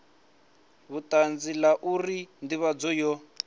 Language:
Venda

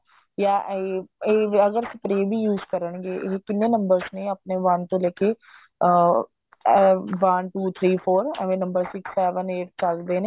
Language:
Punjabi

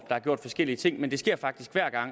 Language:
Danish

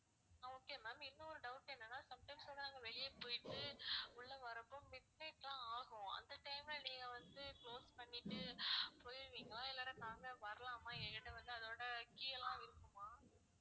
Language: Tamil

